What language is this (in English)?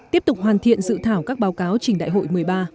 Vietnamese